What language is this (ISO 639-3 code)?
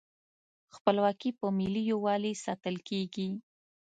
pus